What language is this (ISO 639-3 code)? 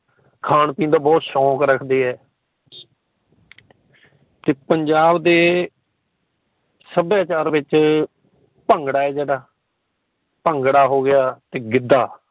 pan